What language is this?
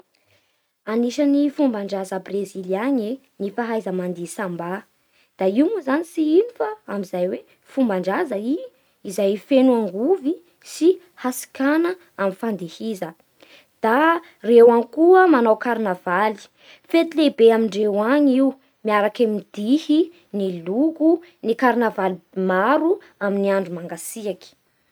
Bara Malagasy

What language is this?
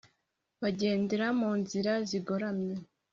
Kinyarwanda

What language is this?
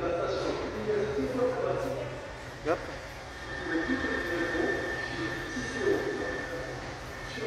French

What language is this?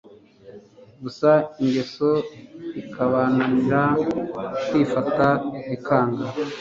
Kinyarwanda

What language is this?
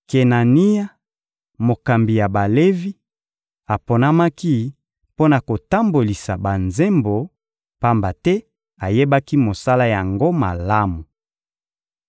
Lingala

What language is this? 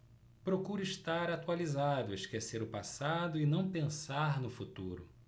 Portuguese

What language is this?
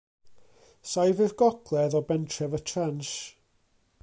Welsh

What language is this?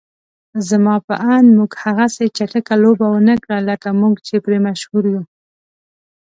Pashto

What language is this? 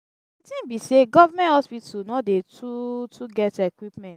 Nigerian Pidgin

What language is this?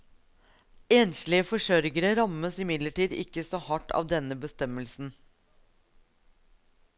Norwegian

